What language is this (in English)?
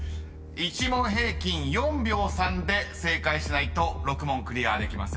Japanese